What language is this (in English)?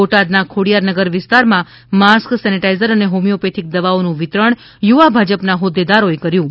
Gujarati